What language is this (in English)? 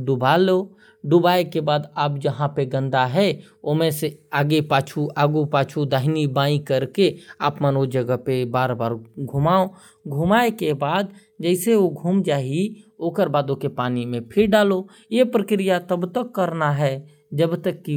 Korwa